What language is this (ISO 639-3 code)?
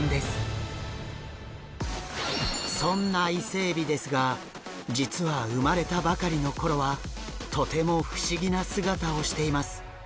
jpn